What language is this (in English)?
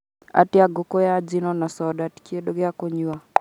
Kikuyu